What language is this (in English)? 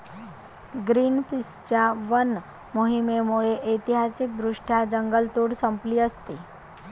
Marathi